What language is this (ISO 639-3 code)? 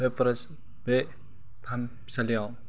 brx